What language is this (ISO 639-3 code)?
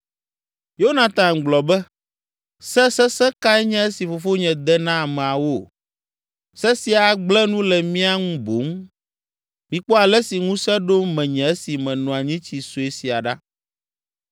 ewe